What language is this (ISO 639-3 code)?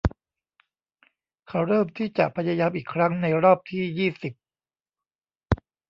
tha